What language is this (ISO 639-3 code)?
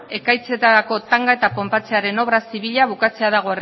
eus